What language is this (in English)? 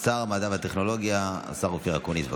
Hebrew